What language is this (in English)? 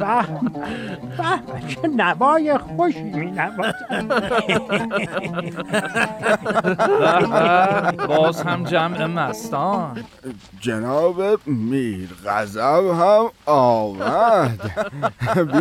Persian